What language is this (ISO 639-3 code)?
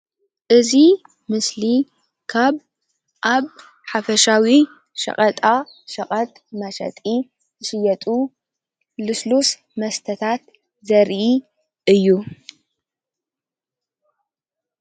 tir